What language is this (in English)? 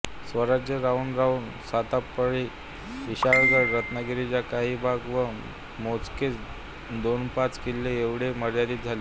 Marathi